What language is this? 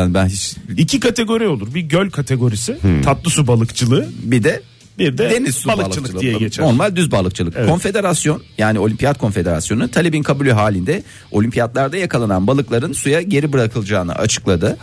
Turkish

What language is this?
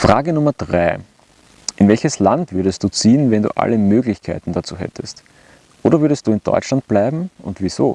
German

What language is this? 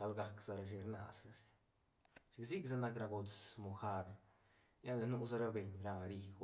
Santa Catarina Albarradas Zapotec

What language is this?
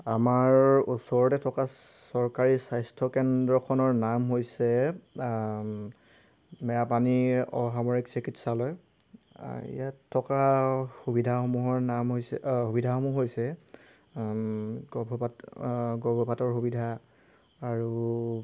Assamese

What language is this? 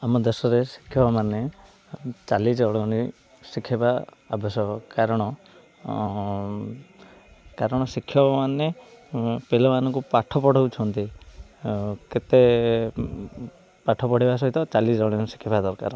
Odia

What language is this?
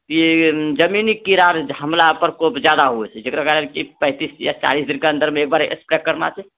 Maithili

